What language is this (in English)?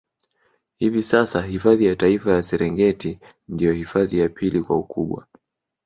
Swahili